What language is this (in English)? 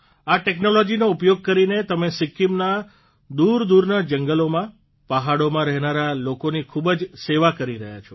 Gujarati